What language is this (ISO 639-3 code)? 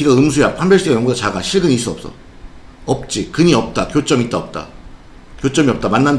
kor